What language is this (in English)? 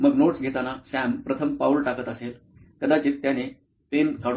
Marathi